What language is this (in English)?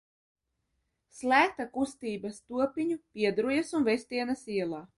Latvian